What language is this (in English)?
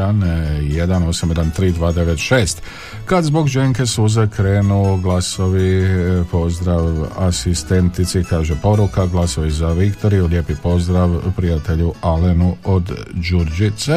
Croatian